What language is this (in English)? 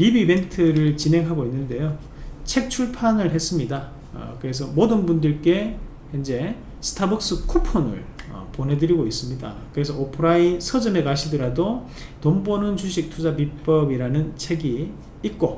Korean